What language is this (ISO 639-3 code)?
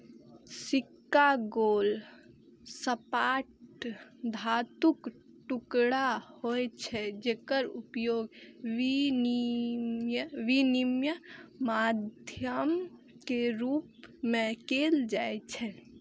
mai